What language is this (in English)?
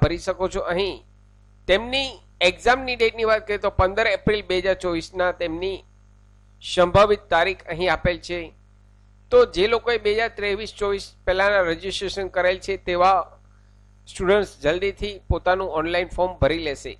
Gujarati